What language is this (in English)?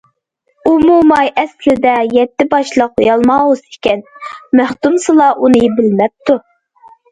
Uyghur